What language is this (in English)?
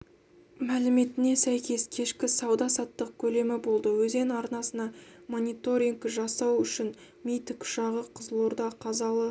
Kazakh